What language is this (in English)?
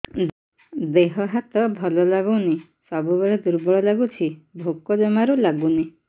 Odia